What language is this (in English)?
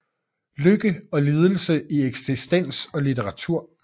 Danish